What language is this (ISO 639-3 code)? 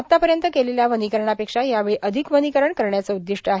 mar